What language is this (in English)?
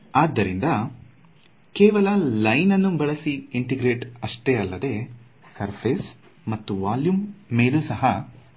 Kannada